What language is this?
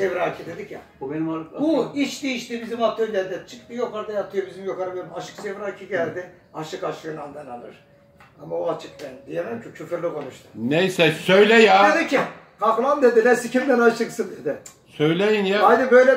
Turkish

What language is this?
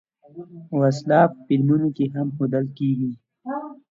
Pashto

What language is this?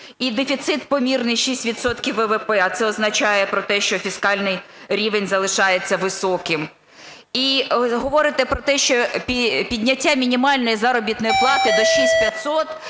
Ukrainian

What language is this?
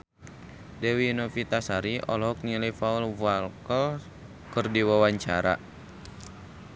Sundanese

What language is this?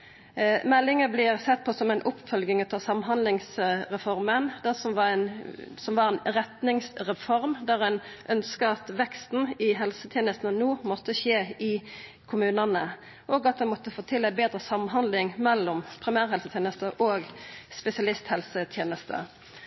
Norwegian Nynorsk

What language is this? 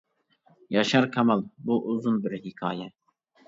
Uyghur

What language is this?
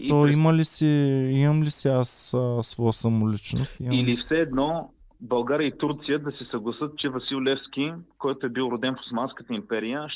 Bulgarian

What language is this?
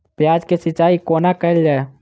Maithili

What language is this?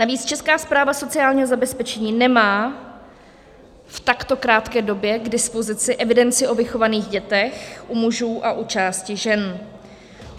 Czech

